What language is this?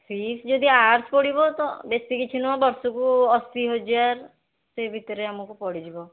Odia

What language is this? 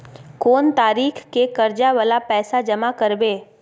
Maithili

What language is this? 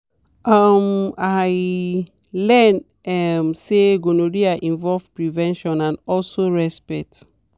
Nigerian Pidgin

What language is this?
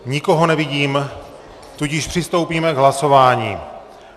Czech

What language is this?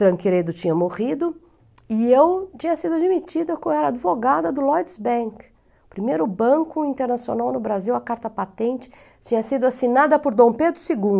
Portuguese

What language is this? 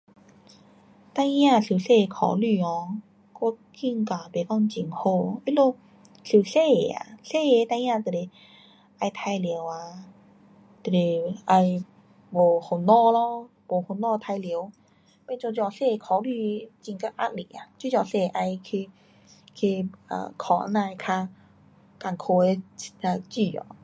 Pu-Xian Chinese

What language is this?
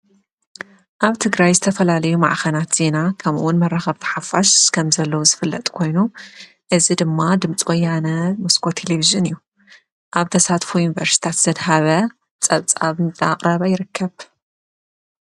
Tigrinya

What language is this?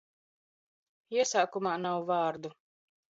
Latvian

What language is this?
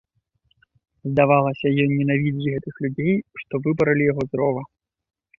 Belarusian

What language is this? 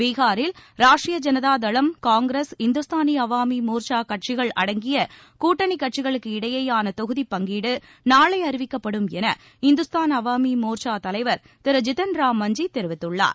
Tamil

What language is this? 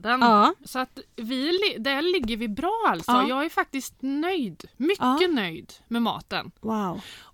Swedish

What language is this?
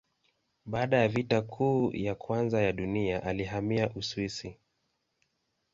Swahili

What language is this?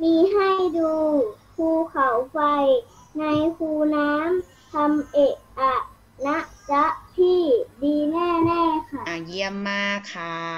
Thai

